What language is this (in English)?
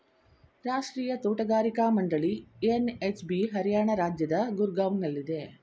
Kannada